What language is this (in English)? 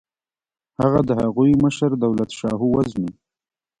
Pashto